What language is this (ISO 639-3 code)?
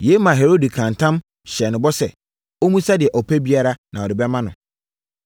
aka